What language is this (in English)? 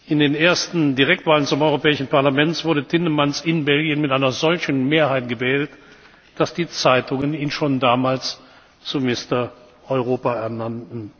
German